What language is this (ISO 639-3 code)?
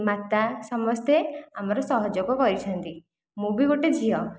ori